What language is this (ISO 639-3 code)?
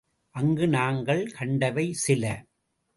tam